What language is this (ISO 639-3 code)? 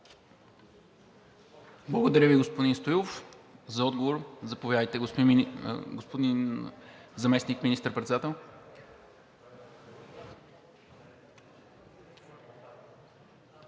bul